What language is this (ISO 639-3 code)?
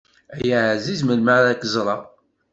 kab